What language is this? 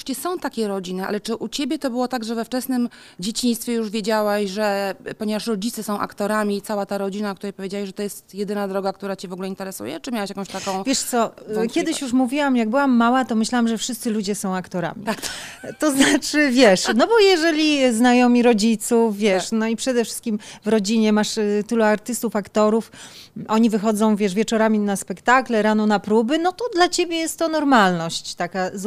Polish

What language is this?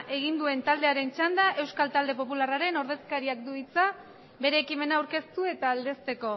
Basque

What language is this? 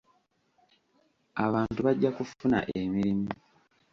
Ganda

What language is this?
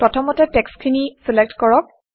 Assamese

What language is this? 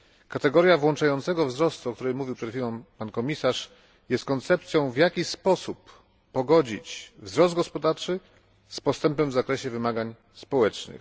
Polish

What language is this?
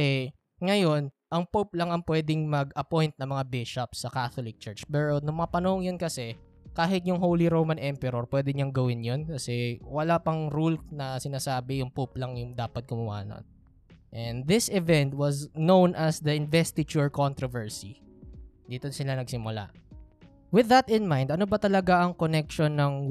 Filipino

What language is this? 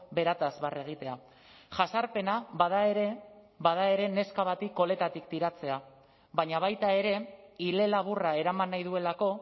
Basque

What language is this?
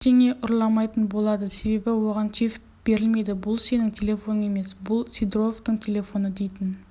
Kazakh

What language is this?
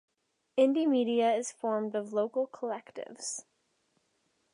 English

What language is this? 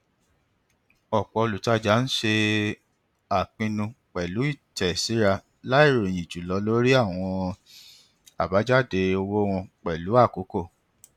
Yoruba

